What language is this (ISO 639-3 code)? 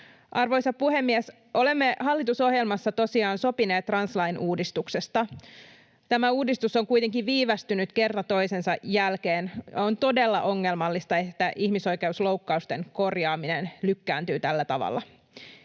fin